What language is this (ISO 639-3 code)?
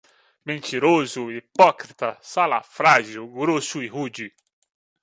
por